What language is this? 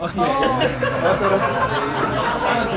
Indonesian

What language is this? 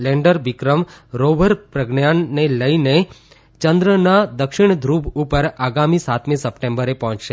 Gujarati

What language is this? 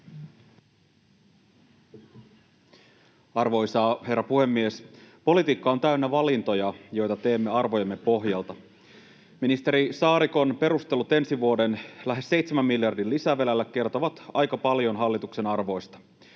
Finnish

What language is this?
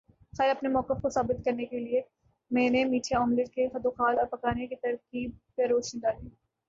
Urdu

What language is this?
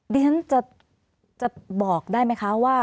Thai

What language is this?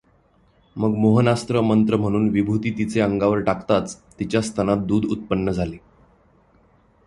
Marathi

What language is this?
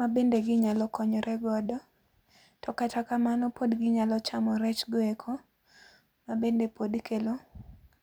Luo (Kenya and Tanzania)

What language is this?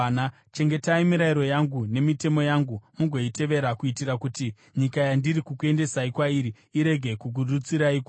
Shona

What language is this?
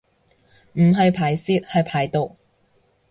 Cantonese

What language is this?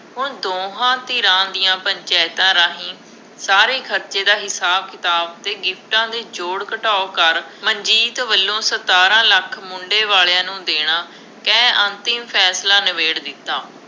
Punjabi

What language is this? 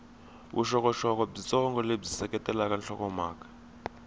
Tsonga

